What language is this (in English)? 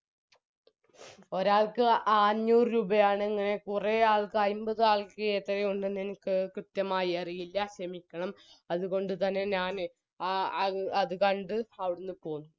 Malayalam